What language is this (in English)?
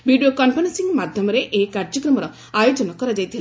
Odia